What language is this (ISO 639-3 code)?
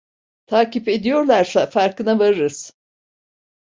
tur